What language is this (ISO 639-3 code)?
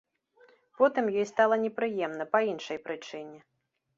bel